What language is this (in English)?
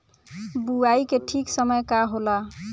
Bhojpuri